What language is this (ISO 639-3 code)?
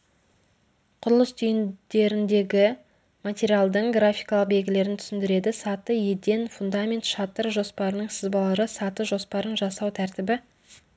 kaz